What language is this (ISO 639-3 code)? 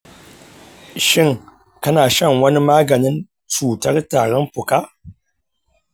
hau